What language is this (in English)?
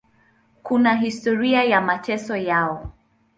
Swahili